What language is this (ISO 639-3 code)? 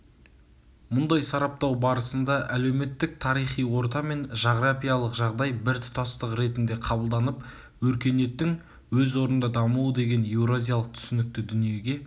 kaz